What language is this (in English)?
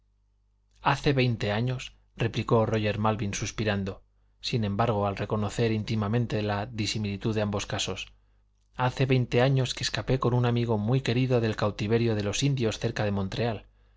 Spanish